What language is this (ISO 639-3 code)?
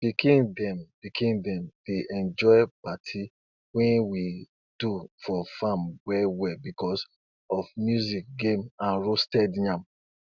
pcm